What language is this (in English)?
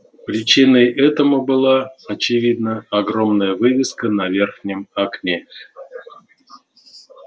Russian